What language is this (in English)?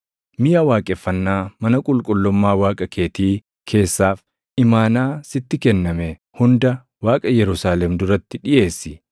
Oromo